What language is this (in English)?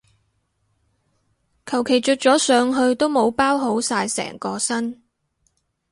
Cantonese